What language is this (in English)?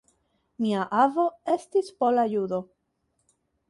Esperanto